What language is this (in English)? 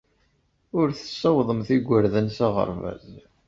Kabyle